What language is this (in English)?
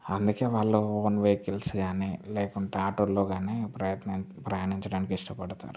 Telugu